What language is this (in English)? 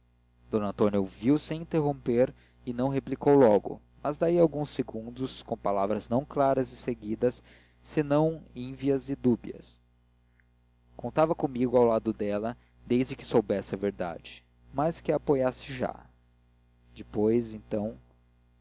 Portuguese